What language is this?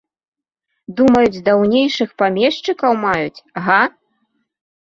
Belarusian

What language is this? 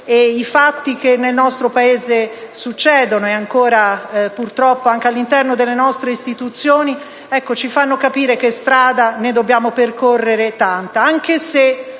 Italian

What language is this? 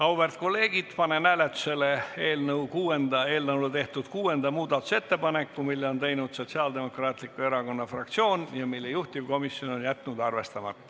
Estonian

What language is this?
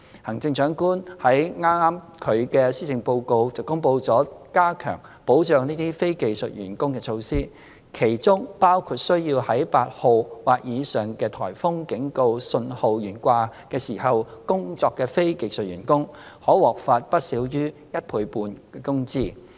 Cantonese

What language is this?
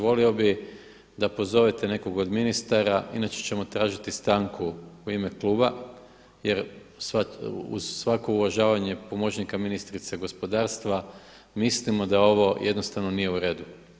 Croatian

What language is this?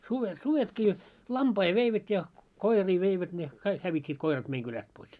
Finnish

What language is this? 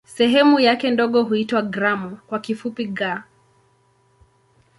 Swahili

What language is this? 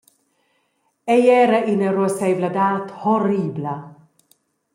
Romansh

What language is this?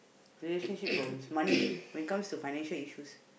English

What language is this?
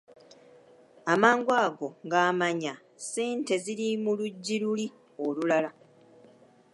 Ganda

